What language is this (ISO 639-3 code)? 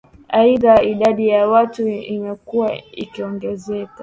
swa